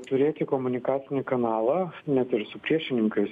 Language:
Lithuanian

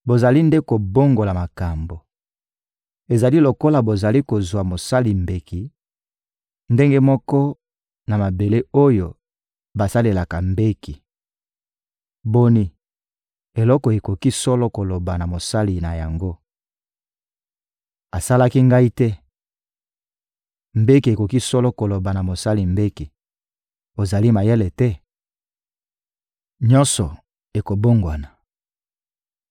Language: Lingala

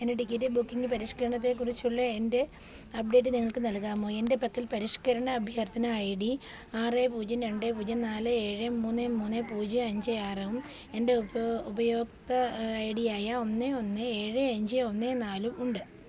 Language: Malayalam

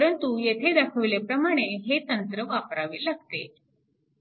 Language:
Marathi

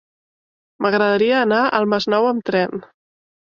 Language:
Catalan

